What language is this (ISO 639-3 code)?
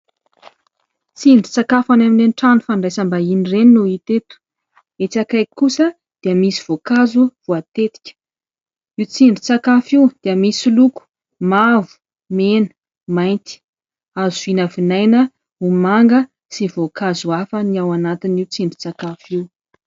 mlg